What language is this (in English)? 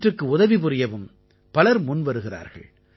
Tamil